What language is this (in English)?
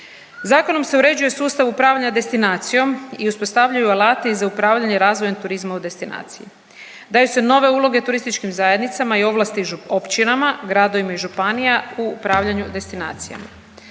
Croatian